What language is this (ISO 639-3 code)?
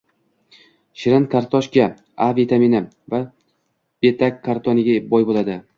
uzb